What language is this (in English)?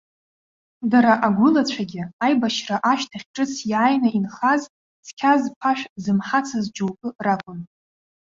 Abkhazian